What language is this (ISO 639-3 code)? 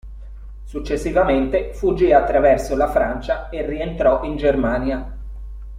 ita